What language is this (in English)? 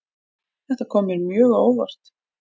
Icelandic